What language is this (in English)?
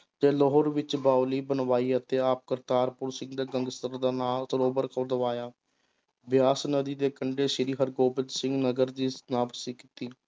Punjabi